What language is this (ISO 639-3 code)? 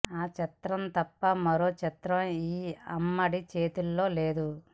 tel